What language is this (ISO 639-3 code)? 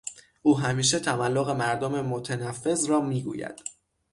fas